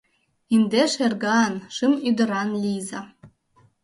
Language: Mari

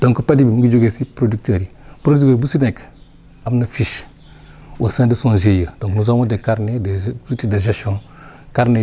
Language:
Wolof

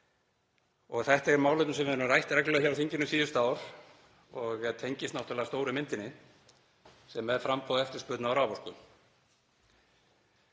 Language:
Icelandic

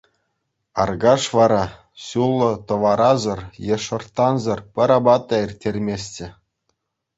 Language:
Chuvash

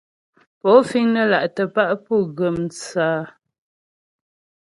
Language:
Ghomala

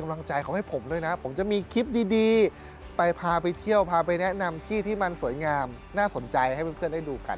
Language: Thai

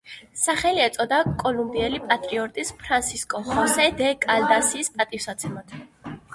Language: Georgian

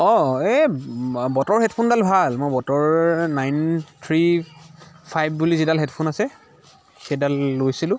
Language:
Assamese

